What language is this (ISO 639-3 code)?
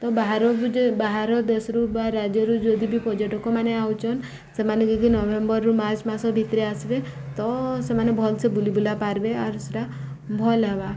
ori